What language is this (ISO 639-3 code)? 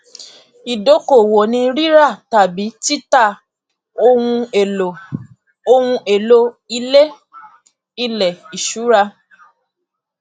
yor